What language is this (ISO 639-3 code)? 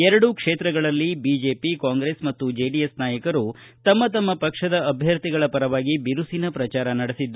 kan